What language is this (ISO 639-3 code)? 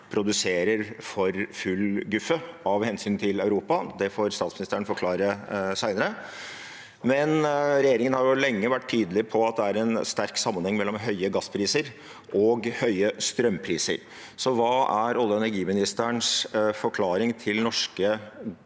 nor